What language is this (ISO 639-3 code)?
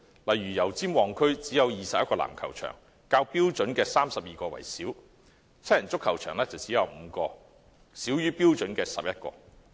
yue